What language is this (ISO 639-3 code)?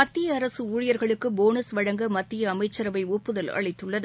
tam